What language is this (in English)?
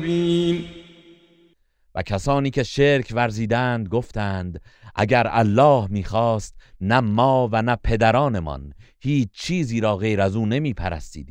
Persian